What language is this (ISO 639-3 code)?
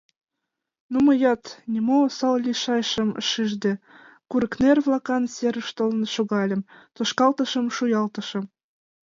chm